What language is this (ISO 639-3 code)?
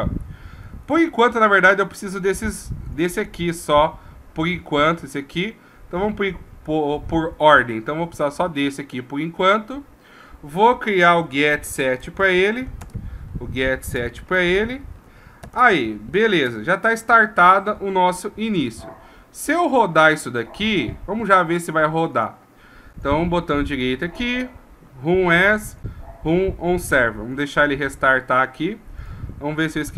por